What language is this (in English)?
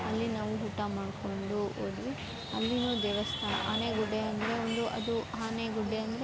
Kannada